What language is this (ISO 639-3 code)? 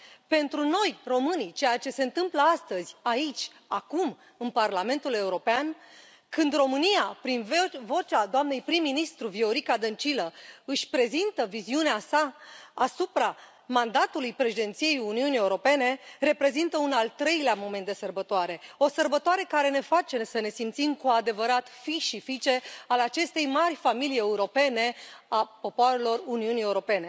ron